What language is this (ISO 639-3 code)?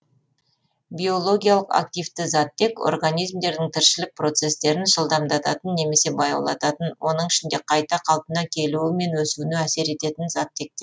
kaz